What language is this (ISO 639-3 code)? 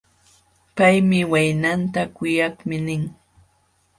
qxw